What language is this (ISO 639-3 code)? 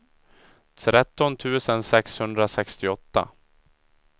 swe